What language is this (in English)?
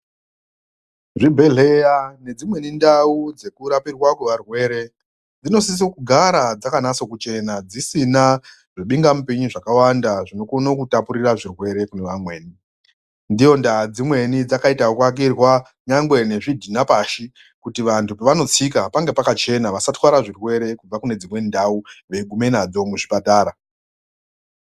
Ndau